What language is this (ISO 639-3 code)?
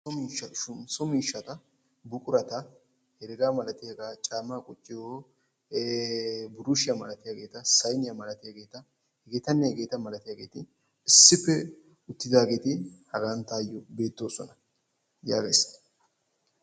wal